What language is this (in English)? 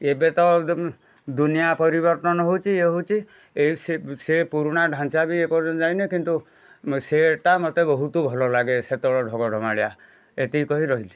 Odia